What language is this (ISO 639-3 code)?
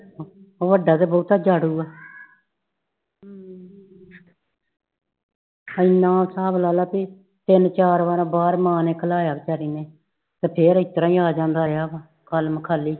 pan